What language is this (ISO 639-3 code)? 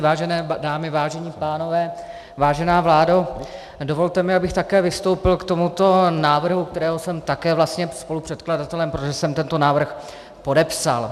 ces